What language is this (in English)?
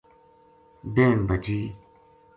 Gujari